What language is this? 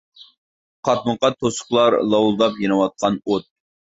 Uyghur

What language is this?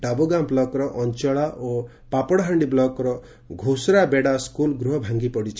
Odia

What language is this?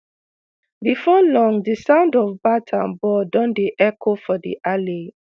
Nigerian Pidgin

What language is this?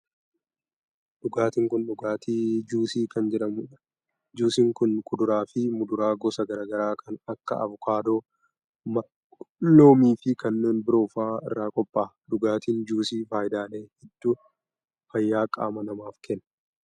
Oromo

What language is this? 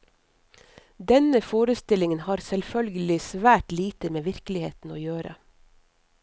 Norwegian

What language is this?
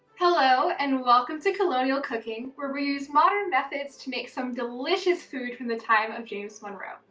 English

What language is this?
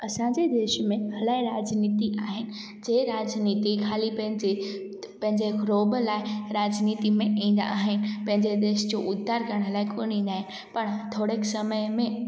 Sindhi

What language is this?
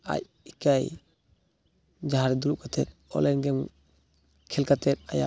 Santali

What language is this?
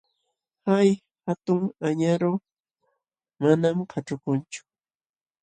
Jauja Wanca Quechua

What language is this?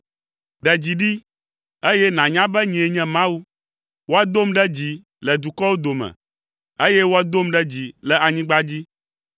Ewe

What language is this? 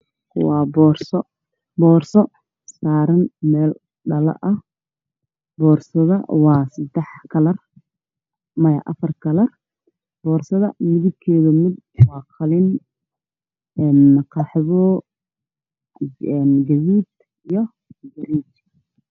Somali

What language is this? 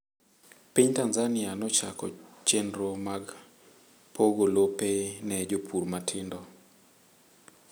Luo (Kenya and Tanzania)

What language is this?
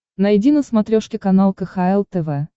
Russian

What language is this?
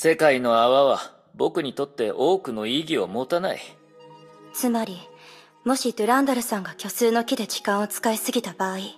Japanese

